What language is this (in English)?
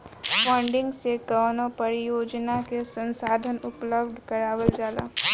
Bhojpuri